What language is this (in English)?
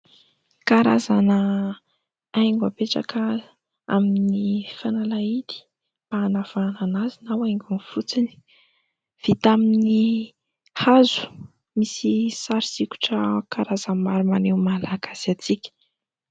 Malagasy